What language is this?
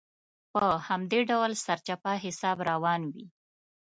Pashto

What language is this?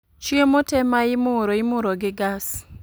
Luo (Kenya and Tanzania)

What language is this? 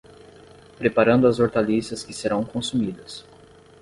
Portuguese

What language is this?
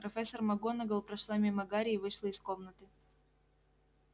Russian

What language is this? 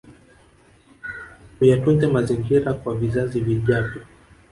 Swahili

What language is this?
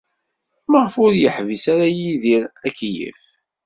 Kabyle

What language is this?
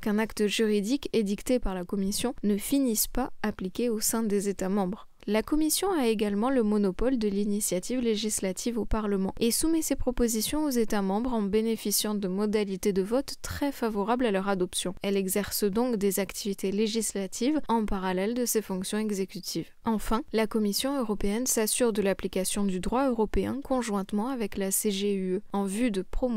French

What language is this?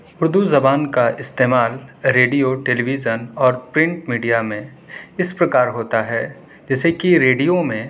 Urdu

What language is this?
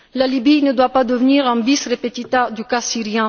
French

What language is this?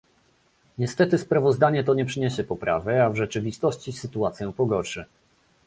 Polish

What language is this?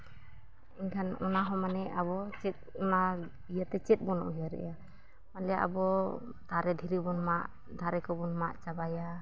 Santali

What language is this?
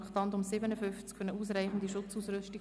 Swiss German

